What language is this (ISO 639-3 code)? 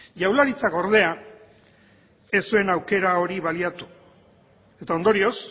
eus